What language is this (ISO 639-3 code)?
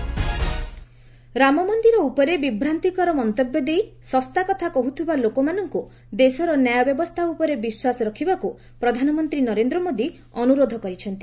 ori